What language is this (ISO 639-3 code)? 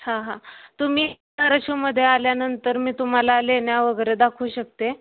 mar